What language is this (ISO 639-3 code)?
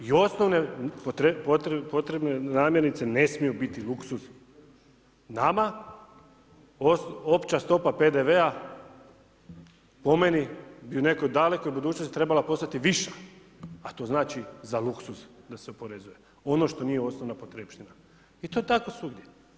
hrv